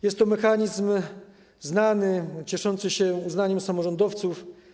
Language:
Polish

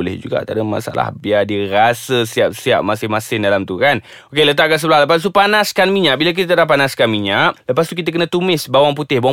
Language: Malay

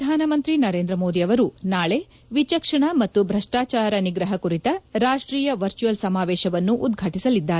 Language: Kannada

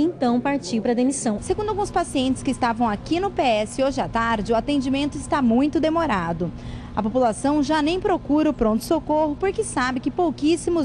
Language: Portuguese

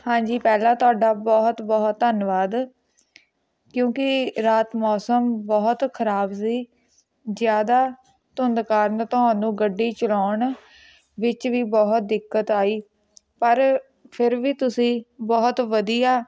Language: Punjabi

